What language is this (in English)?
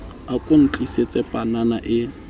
Southern Sotho